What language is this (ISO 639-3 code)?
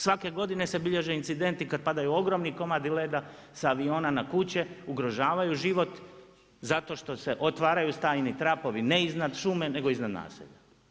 hrv